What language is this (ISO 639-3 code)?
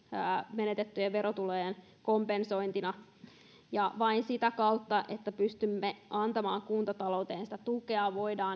fin